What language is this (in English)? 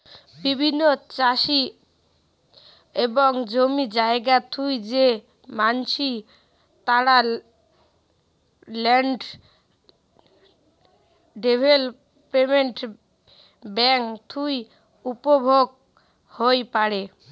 Bangla